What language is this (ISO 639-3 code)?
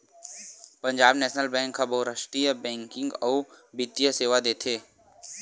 hne